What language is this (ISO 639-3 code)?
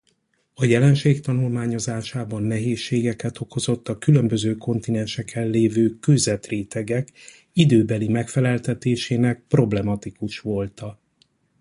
hun